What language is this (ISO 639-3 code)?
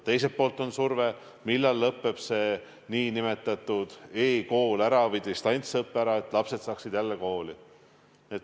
est